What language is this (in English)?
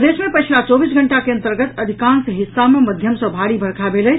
Maithili